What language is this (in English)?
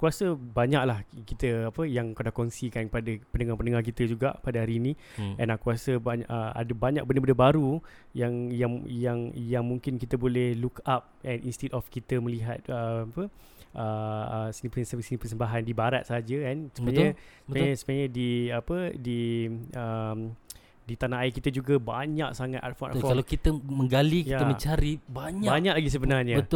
Malay